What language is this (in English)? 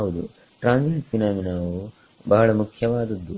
Kannada